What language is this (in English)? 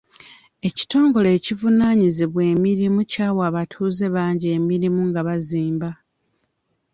Ganda